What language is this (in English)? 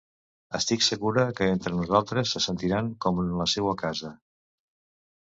Catalan